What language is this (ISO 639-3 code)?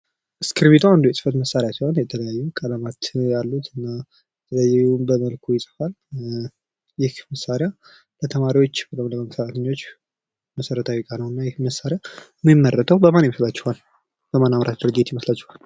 amh